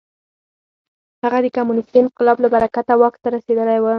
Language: Pashto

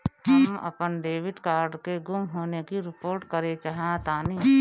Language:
Bhojpuri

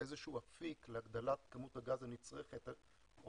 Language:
Hebrew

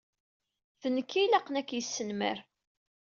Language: Kabyle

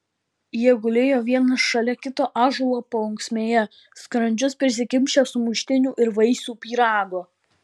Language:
Lithuanian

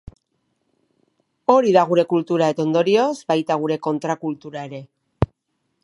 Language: Basque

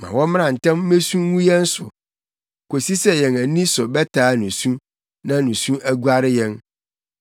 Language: Akan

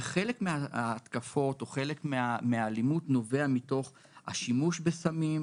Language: Hebrew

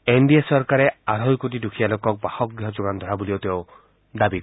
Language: Assamese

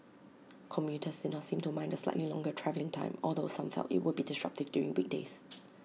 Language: English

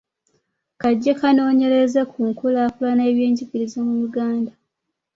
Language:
Ganda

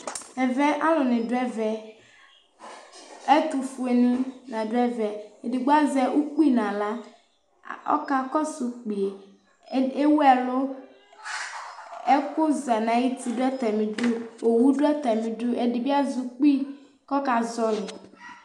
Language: Ikposo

